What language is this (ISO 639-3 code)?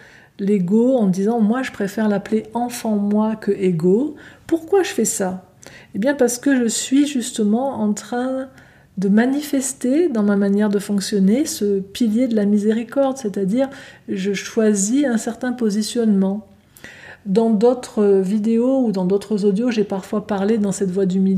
fra